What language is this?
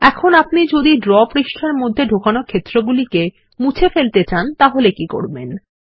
Bangla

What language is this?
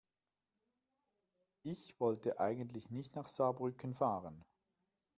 German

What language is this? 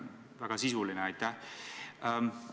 Estonian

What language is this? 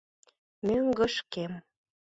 Mari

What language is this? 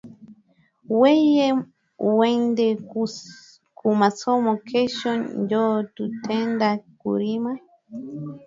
Swahili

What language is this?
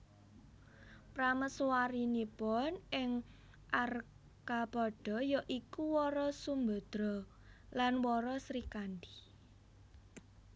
Javanese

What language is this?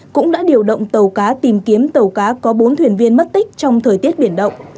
Vietnamese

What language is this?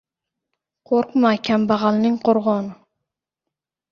Uzbek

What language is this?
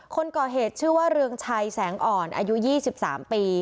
Thai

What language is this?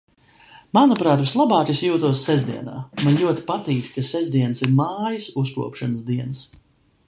Latvian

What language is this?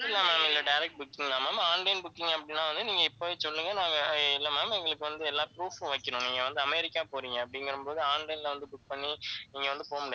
Tamil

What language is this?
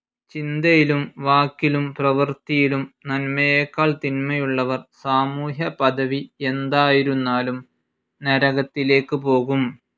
Malayalam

